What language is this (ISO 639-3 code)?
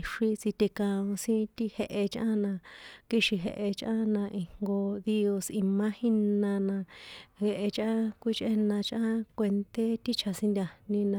poe